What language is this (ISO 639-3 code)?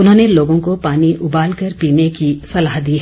hin